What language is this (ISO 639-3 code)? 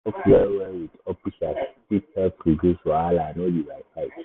pcm